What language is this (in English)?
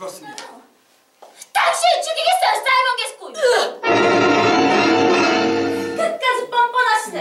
Korean